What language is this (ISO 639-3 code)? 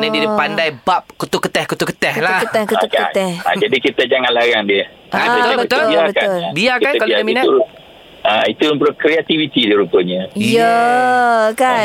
msa